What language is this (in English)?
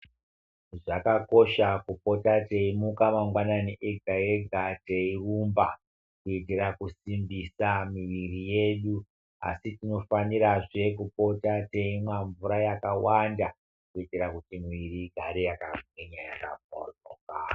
Ndau